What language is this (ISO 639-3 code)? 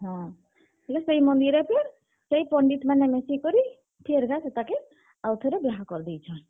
ori